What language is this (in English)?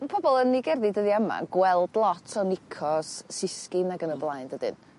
Welsh